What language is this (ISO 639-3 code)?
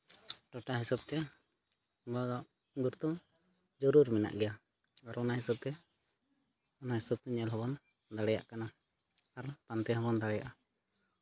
sat